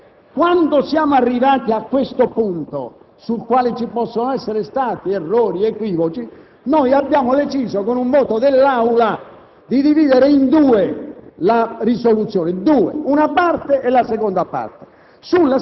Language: Italian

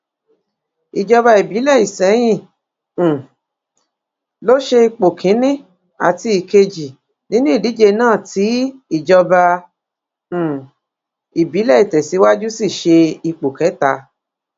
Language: Yoruba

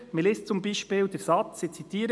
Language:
Swiss German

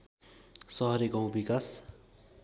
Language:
Nepali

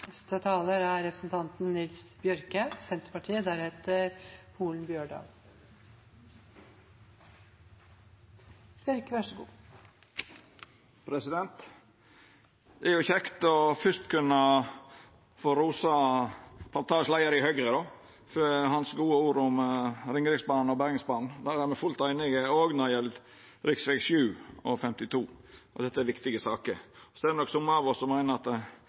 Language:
Norwegian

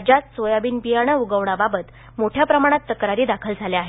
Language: Marathi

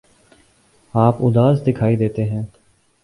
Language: Urdu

